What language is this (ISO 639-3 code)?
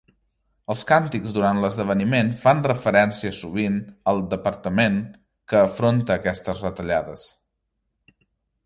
cat